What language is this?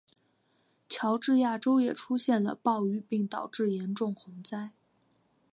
Chinese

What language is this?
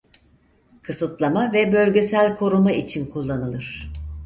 Turkish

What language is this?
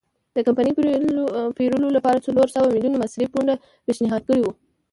Pashto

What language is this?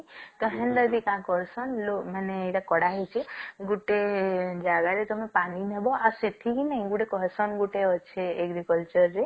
Odia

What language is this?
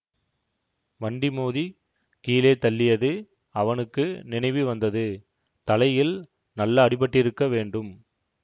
Tamil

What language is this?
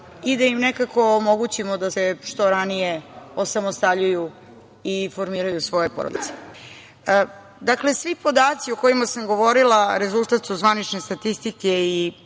Serbian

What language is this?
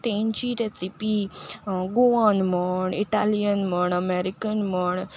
Konkani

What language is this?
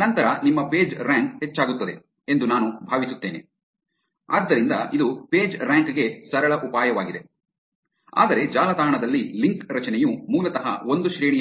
Kannada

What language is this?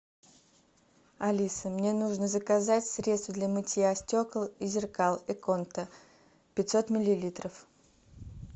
Russian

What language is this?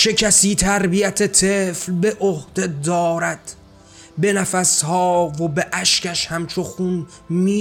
Persian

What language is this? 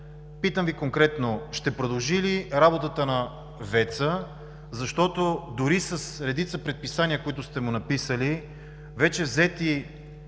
Bulgarian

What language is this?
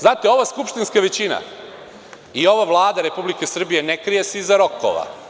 Serbian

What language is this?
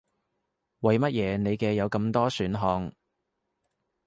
Cantonese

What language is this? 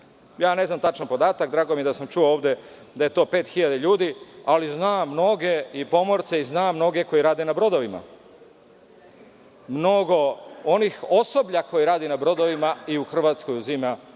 Serbian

